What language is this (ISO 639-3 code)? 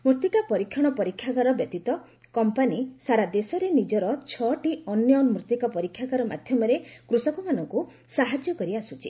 ori